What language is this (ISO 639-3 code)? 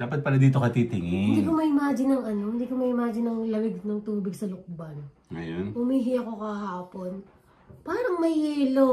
fil